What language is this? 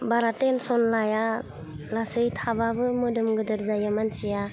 Bodo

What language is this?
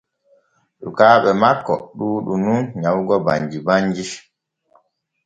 Borgu Fulfulde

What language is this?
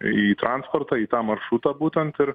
Lithuanian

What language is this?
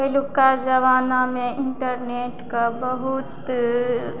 Maithili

